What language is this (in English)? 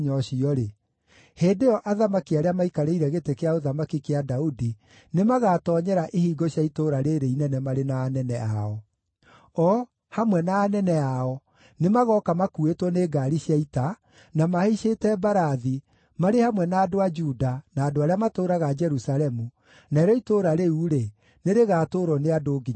Kikuyu